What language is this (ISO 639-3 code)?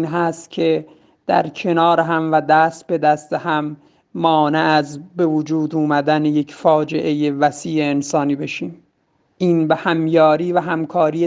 fas